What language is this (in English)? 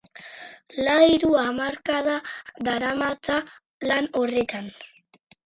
Basque